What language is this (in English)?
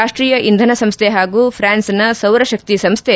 Kannada